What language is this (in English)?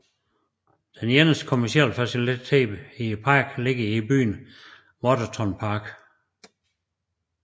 Danish